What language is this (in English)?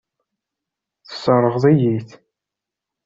Kabyle